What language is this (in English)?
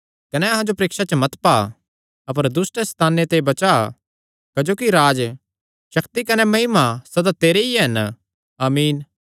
Kangri